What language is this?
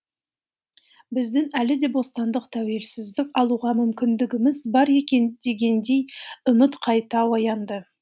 Kazakh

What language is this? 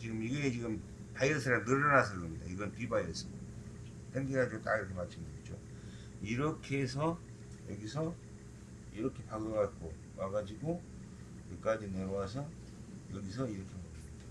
Korean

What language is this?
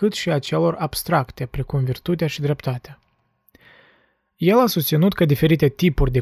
Romanian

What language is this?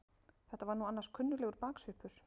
Icelandic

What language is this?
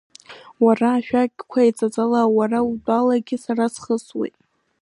Abkhazian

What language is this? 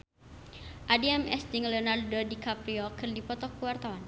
Sundanese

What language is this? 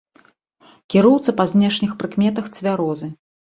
Belarusian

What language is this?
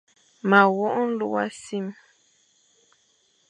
Fang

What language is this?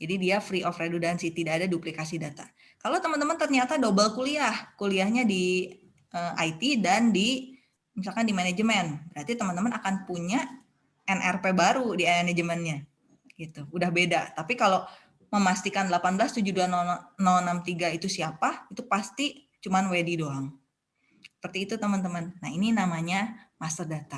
Indonesian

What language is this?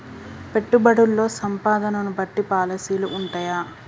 Telugu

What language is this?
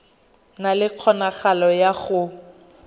Tswana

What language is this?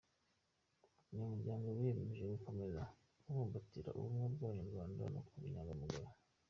Kinyarwanda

